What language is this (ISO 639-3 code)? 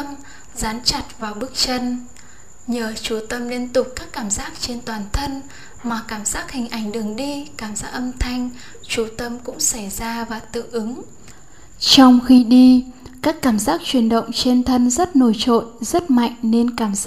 vie